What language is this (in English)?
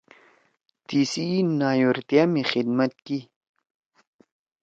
Torwali